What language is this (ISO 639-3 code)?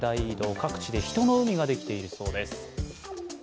jpn